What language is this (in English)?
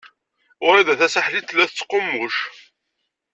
Kabyle